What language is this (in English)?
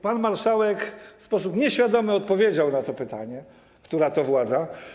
Polish